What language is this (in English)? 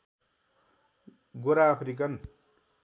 Nepali